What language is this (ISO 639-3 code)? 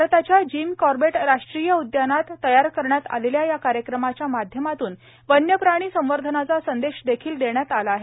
mar